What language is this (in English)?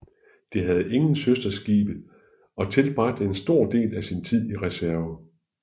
Danish